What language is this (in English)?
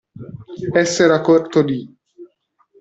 Italian